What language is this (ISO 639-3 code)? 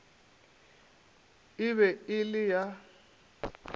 nso